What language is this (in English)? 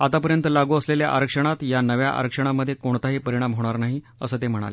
Marathi